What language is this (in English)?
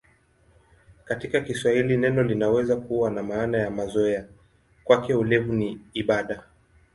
Swahili